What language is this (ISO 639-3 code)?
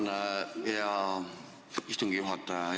est